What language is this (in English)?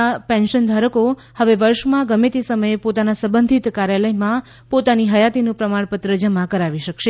Gujarati